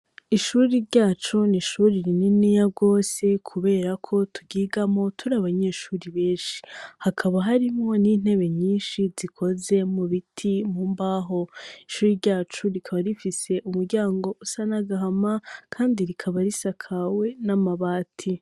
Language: Rundi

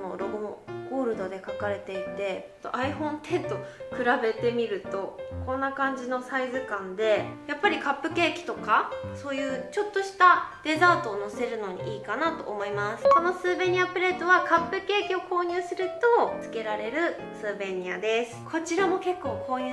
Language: Japanese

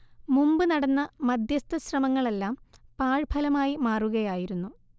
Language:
Malayalam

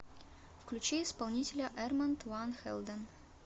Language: Russian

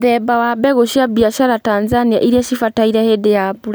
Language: Kikuyu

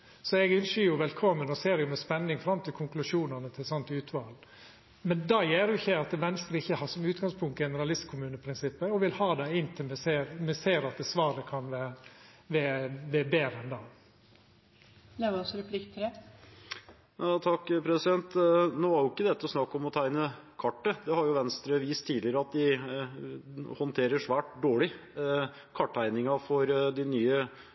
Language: Norwegian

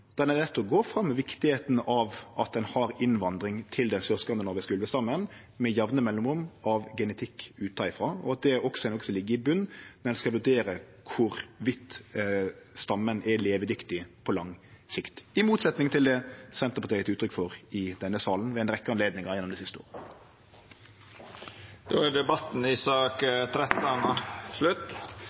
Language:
Norwegian Nynorsk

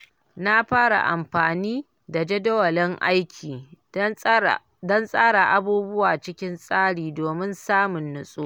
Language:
Hausa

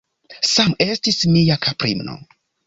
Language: Esperanto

